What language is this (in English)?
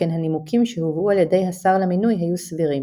Hebrew